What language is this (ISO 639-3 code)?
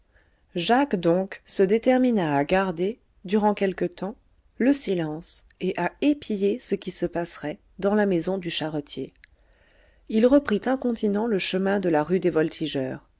fra